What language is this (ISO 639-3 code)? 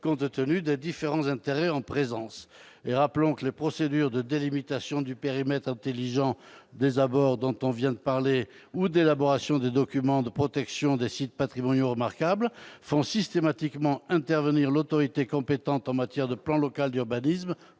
fra